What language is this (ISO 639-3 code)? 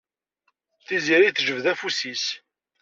kab